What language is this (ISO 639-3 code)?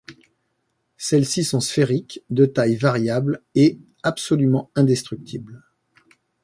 fra